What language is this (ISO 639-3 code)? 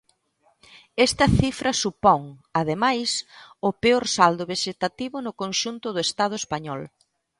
glg